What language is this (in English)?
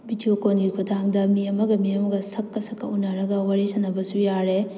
Manipuri